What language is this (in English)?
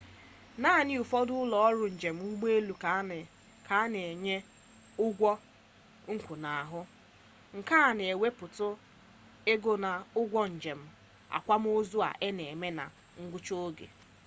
Igbo